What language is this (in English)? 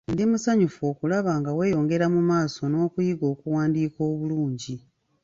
Ganda